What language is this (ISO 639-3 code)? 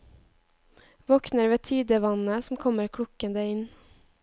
nor